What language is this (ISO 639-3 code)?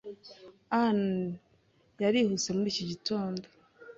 kin